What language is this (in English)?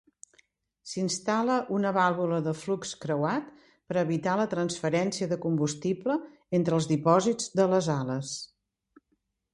Catalan